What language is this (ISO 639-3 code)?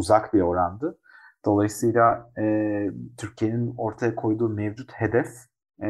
tur